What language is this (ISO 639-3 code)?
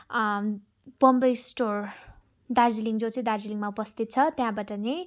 nep